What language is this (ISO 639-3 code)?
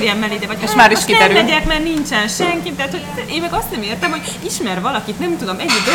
hun